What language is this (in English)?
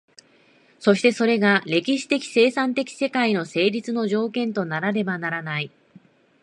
Japanese